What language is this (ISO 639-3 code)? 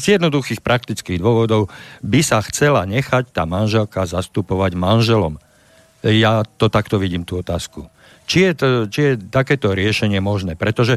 slk